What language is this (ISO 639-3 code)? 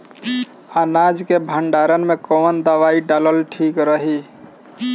bho